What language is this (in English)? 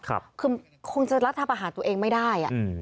Thai